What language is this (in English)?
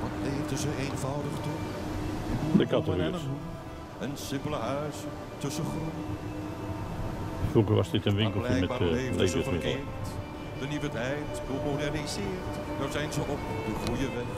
Dutch